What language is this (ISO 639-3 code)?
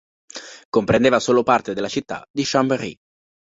ita